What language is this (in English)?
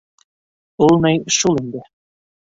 Bashkir